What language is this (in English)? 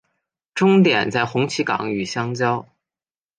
Chinese